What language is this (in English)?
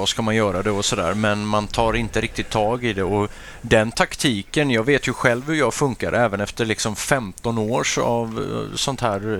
Swedish